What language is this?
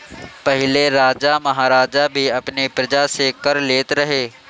Bhojpuri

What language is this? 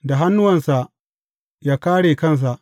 Hausa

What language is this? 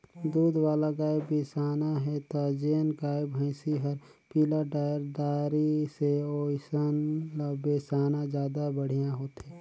Chhattisgarhi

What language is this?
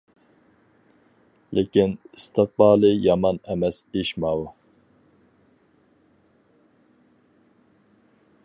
Uyghur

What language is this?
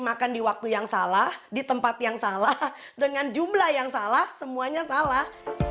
Indonesian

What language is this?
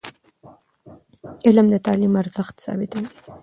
Pashto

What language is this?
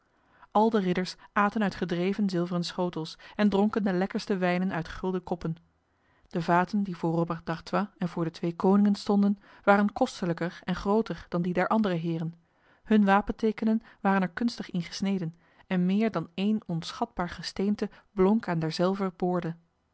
Dutch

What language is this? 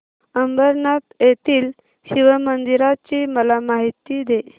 Marathi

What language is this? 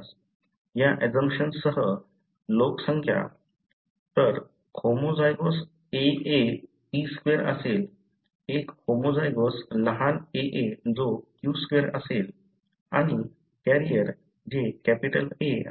Marathi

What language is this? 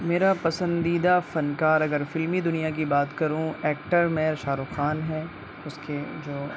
Urdu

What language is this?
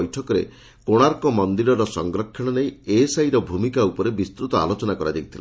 Odia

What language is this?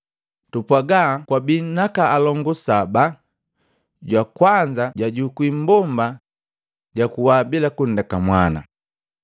Matengo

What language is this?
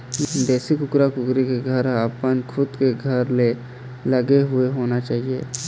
Chhattisgarhi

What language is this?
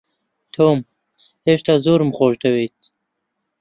Central Kurdish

